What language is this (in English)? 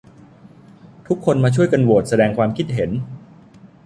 Thai